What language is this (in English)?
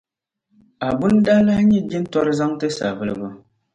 Dagbani